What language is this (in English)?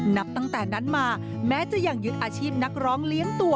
Thai